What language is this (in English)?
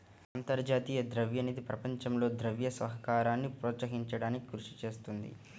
Telugu